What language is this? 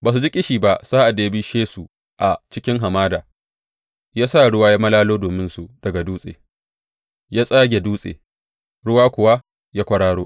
Hausa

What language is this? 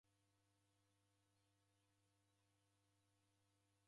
Taita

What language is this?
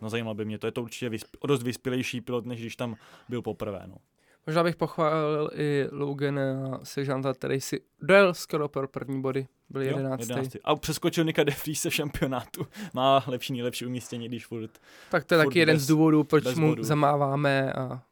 Czech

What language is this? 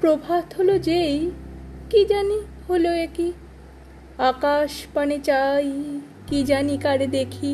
Bangla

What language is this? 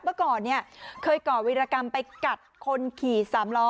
Thai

